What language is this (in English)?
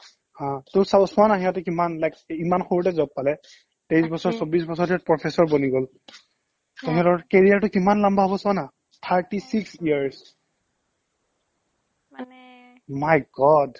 Assamese